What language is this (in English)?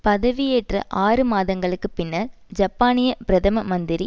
Tamil